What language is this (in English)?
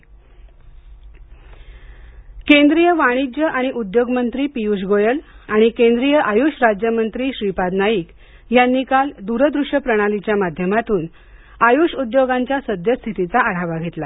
Marathi